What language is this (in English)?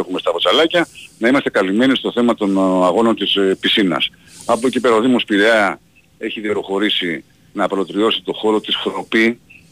Greek